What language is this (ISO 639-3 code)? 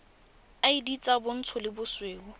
tsn